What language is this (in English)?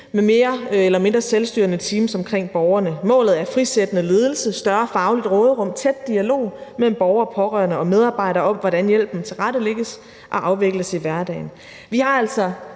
Danish